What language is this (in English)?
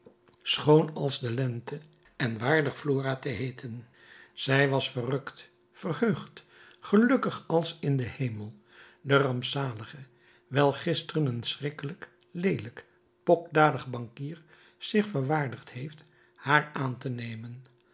Dutch